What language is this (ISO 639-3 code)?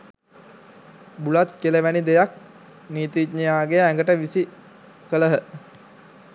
sin